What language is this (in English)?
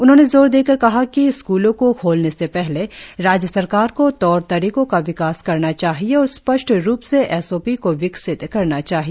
Hindi